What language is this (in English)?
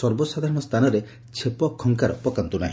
Odia